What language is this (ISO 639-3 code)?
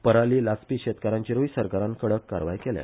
kok